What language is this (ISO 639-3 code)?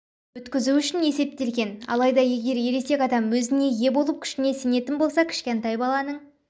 kaz